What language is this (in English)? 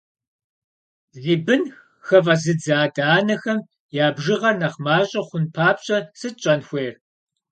Kabardian